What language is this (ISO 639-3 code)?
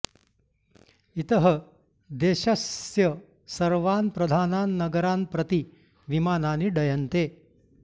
san